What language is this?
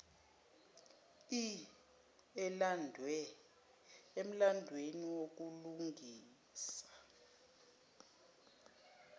Zulu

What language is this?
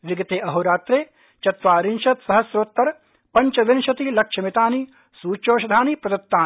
Sanskrit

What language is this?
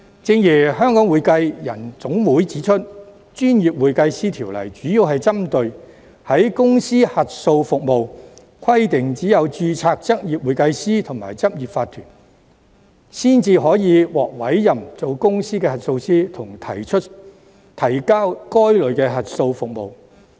Cantonese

